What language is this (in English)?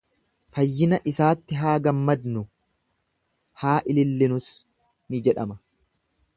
Oromo